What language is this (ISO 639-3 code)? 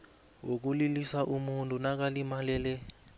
nbl